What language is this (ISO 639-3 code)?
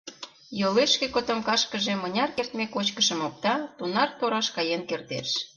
chm